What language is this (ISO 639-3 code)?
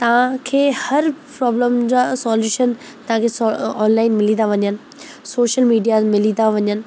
snd